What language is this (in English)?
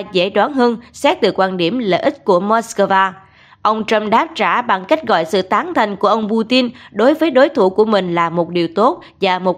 Vietnamese